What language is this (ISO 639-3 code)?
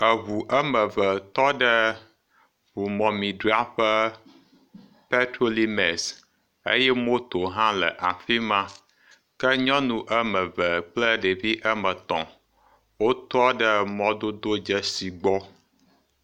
ewe